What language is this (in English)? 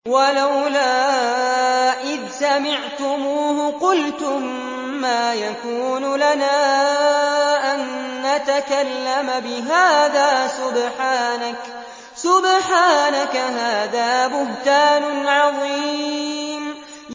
Arabic